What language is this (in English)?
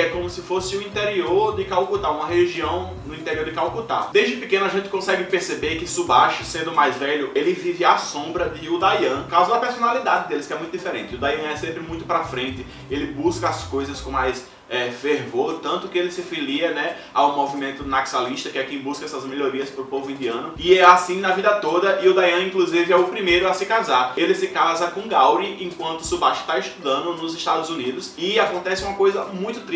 Portuguese